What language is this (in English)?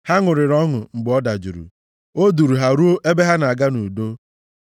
Igbo